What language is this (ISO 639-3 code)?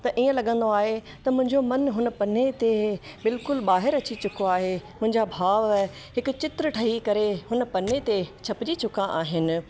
snd